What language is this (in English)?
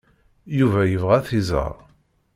Kabyle